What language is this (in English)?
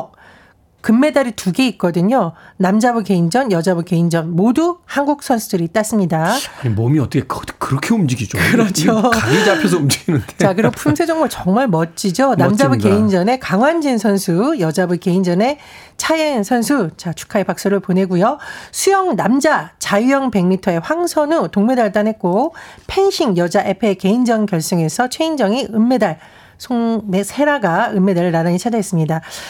Korean